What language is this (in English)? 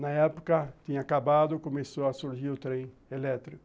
Portuguese